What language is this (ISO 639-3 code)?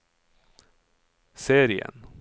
nor